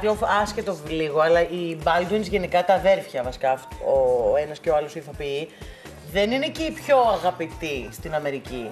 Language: Greek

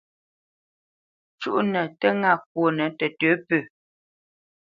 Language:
Bamenyam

